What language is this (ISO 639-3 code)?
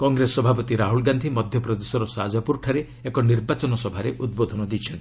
ori